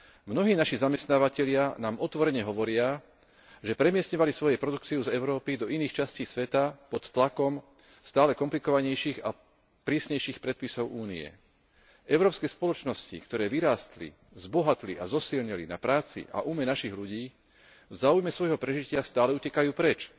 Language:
Slovak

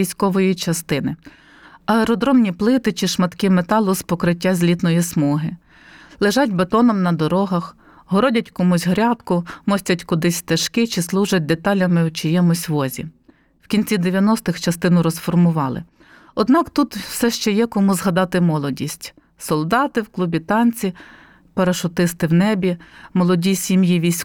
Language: Ukrainian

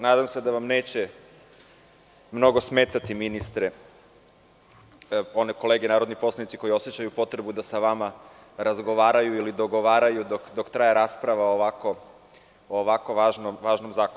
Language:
Serbian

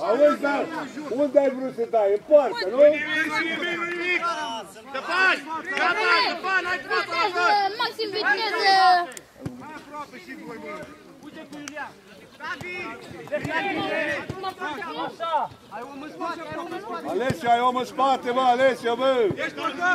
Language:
Romanian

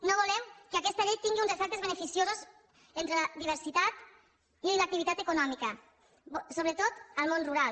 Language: Catalan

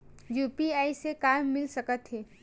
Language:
Chhattisgarhi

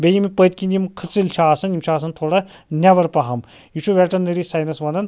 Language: Kashmiri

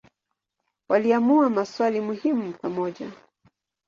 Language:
Swahili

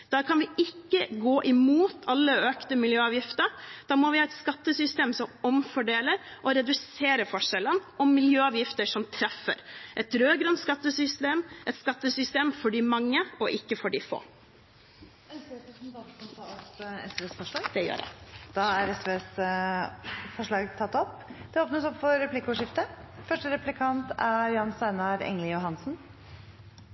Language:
Norwegian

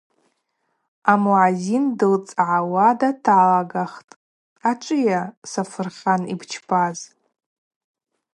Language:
Abaza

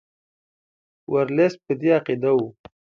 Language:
Pashto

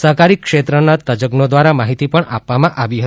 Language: Gujarati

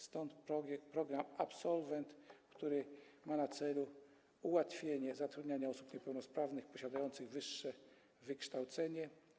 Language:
Polish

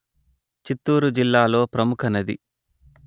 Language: Telugu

